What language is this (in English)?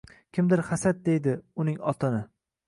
Uzbek